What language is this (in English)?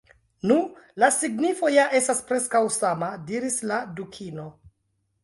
Esperanto